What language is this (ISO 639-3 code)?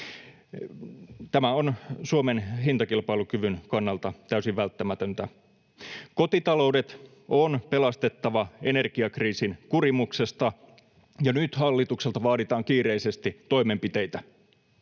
fin